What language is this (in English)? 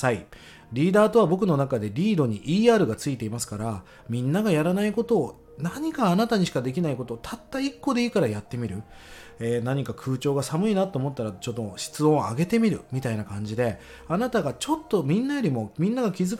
Japanese